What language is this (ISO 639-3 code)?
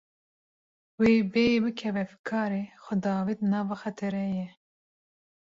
kur